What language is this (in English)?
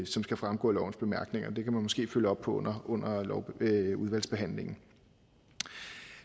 Danish